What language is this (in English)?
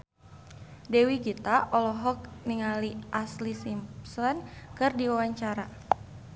Sundanese